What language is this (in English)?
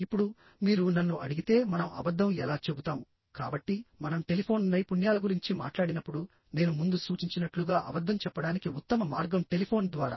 Telugu